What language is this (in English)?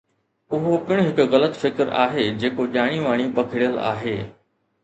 Sindhi